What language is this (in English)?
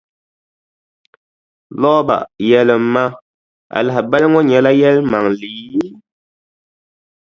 Dagbani